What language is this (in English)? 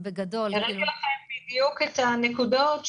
Hebrew